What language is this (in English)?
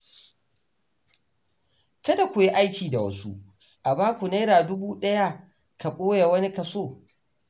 Hausa